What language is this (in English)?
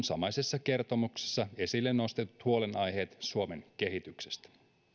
Finnish